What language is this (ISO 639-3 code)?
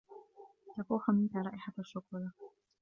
ara